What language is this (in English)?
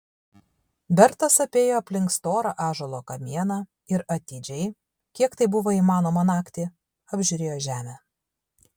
Lithuanian